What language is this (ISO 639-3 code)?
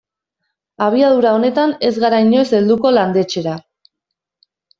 eus